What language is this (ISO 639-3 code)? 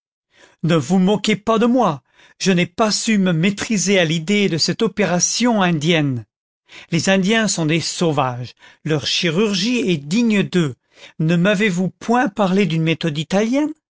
fra